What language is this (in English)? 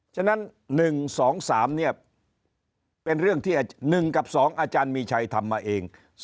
Thai